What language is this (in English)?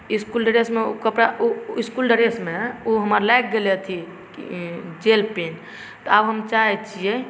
Maithili